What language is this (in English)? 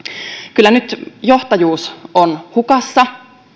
Finnish